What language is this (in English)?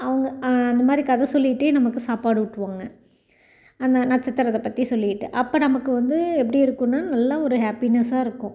Tamil